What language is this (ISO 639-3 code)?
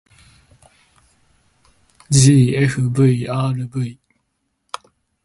jpn